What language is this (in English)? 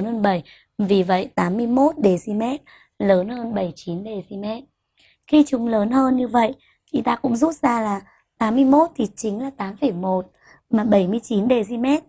Vietnamese